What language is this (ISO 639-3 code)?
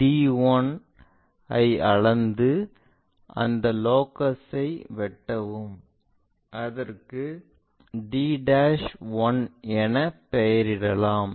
tam